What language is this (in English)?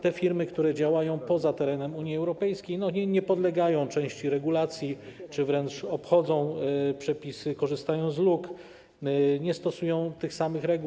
Polish